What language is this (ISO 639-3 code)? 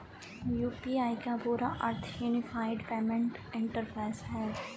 hin